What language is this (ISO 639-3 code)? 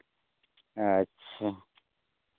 sat